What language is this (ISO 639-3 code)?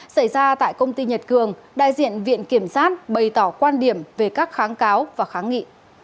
vie